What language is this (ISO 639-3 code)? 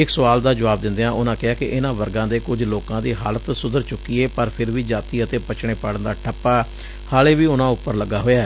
pan